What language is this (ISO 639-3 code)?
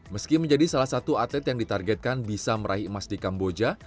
ind